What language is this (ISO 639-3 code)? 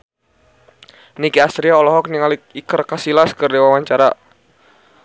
sun